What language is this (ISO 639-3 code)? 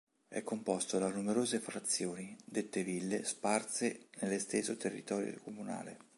ita